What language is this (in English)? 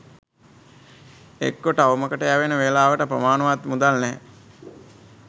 Sinhala